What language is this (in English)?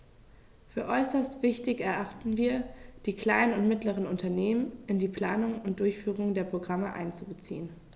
German